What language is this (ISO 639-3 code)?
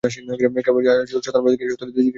ben